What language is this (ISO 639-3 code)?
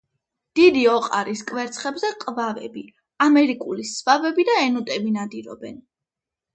kat